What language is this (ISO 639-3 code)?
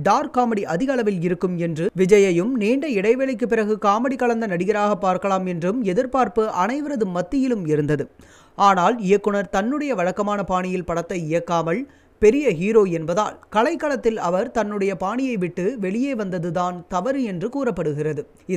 ind